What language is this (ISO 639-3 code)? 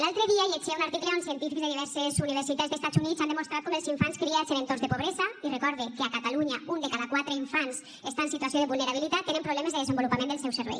cat